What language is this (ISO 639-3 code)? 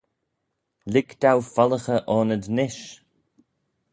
glv